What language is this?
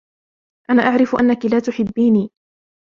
Arabic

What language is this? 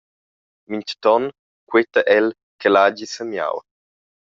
Romansh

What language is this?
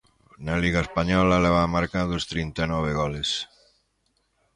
Galician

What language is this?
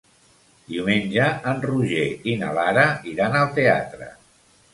Catalan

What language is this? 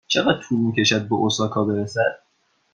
Persian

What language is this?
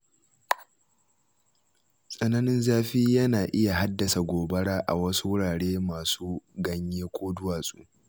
Hausa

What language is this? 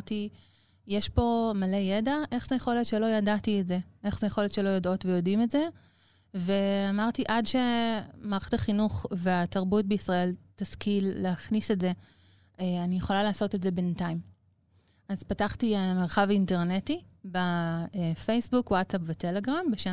Hebrew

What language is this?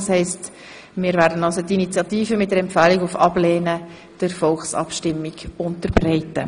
Swiss German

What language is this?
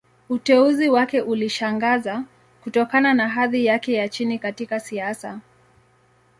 Swahili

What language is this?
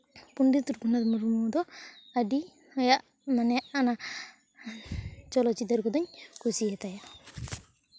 Santali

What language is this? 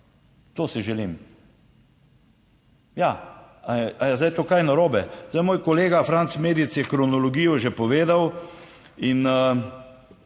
Slovenian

